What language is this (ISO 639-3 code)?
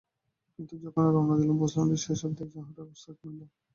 ben